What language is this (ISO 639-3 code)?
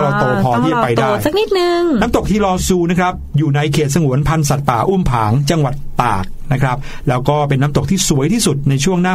tha